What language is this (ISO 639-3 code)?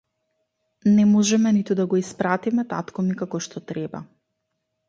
mkd